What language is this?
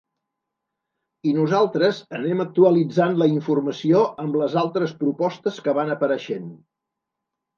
Catalan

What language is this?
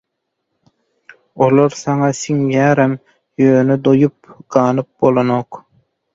Turkmen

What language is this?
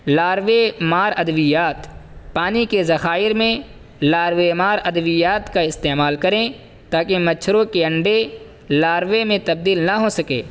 Urdu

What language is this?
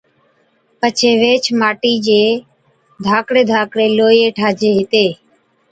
Od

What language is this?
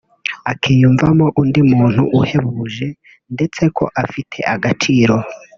Kinyarwanda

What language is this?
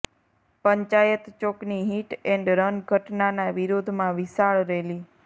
Gujarati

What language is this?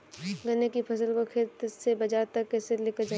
Hindi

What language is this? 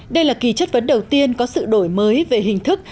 Vietnamese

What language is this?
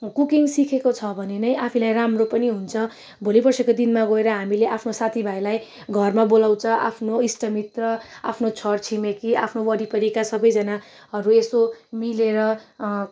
Nepali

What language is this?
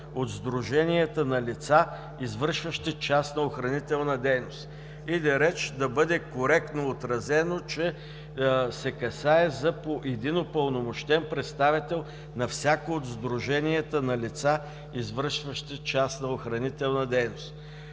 Bulgarian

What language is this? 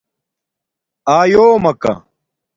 Domaaki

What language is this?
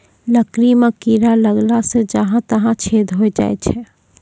Maithili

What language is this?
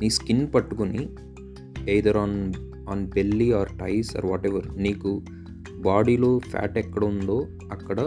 Telugu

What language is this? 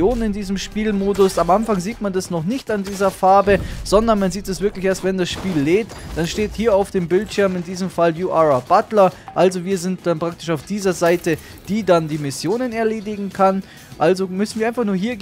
German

